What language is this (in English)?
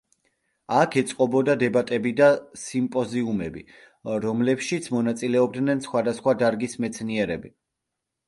Georgian